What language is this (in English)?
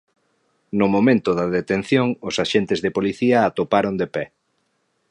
Galician